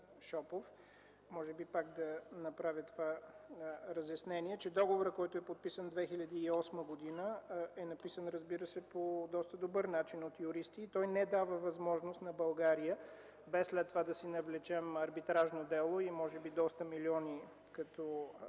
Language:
Bulgarian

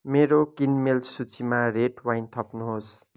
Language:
Nepali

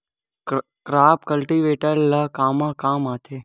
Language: Chhattisgarhi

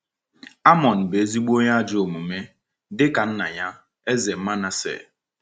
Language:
Igbo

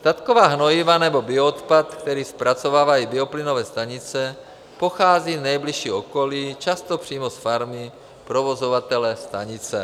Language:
Czech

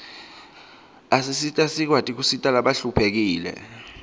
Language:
Swati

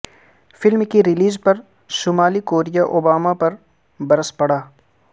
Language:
Urdu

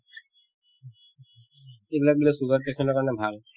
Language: Assamese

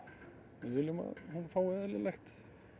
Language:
Icelandic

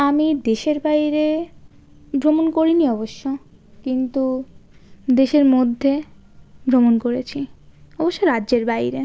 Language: Bangla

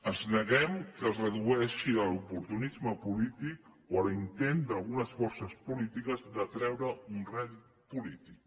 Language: Catalan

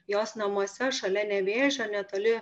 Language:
Lithuanian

